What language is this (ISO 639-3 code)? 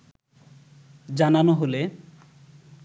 ben